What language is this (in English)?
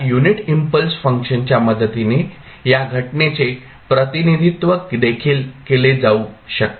Marathi